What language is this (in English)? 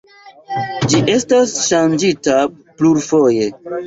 Esperanto